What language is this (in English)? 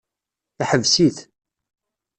Kabyle